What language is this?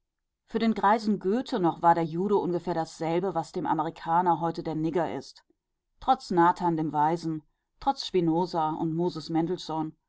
German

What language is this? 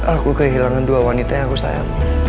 Indonesian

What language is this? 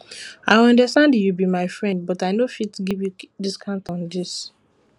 Nigerian Pidgin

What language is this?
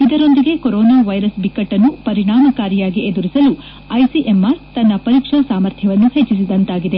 Kannada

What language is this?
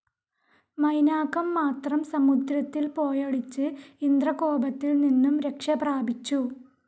Malayalam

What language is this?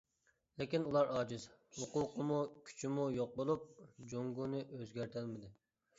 Uyghur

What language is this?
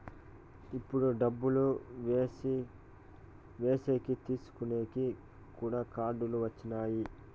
Telugu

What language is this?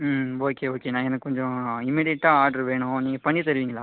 Tamil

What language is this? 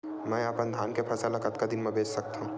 Chhattisgarhi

